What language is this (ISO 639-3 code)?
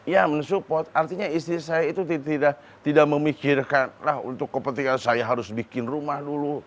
ind